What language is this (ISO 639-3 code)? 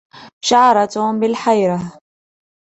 ara